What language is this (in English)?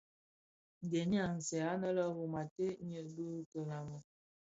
Bafia